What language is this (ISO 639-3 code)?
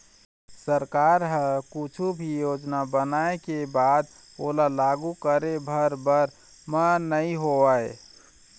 hne